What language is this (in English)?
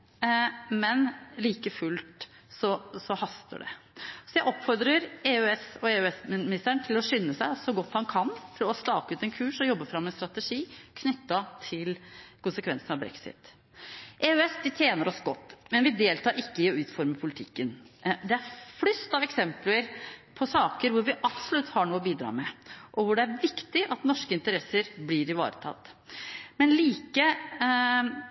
Norwegian Bokmål